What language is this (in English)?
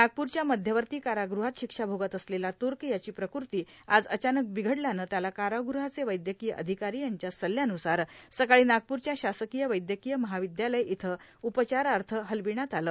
Marathi